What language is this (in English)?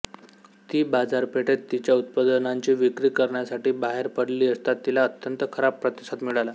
Marathi